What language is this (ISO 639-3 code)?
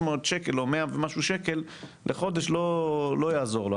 heb